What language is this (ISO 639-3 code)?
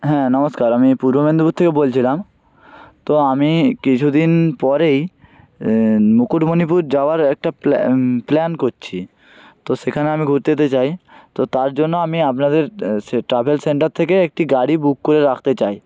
ben